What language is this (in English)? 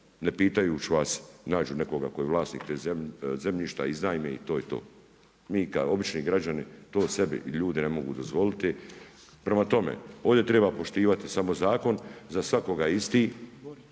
Croatian